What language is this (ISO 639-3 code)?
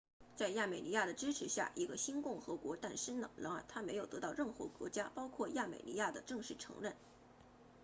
zho